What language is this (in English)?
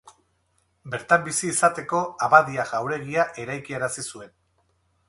Basque